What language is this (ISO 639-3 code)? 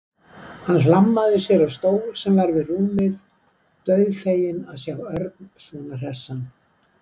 isl